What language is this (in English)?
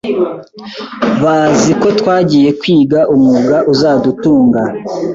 Kinyarwanda